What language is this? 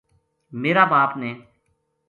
Gujari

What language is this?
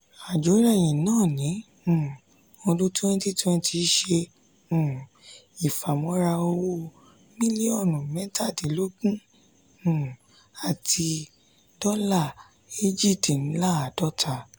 Yoruba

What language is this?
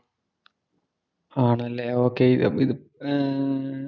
Malayalam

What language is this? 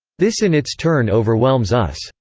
English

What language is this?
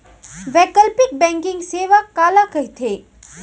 Chhattisgarhi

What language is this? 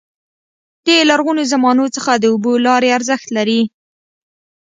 Pashto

